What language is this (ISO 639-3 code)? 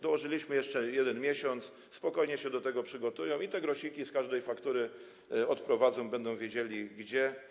pol